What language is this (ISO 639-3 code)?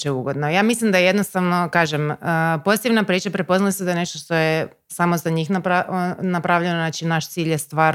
hrv